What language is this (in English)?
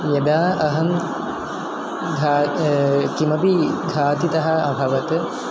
Sanskrit